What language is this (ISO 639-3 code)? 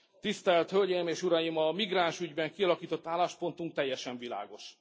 hun